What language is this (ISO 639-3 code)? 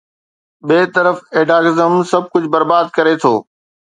snd